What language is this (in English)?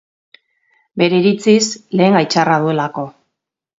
Basque